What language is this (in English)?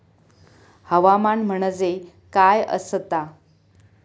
Marathi